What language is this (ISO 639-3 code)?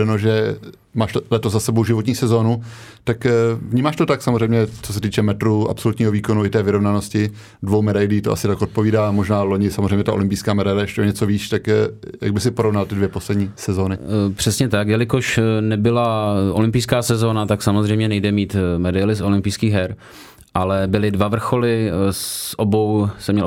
ces